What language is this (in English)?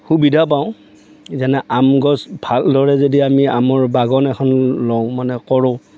Assamese